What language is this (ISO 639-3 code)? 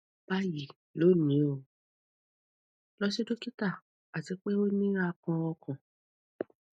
yor